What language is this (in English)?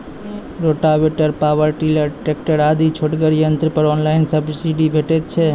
Maithili